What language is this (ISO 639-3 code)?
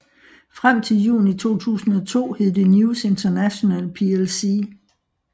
dan